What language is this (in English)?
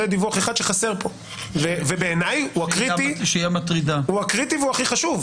Hebrew